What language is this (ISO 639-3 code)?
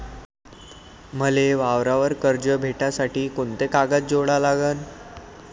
mar